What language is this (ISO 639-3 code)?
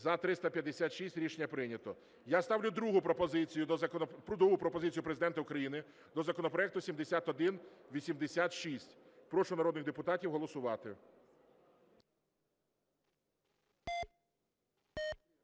ukr